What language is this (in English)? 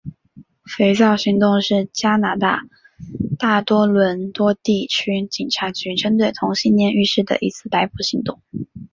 Chinese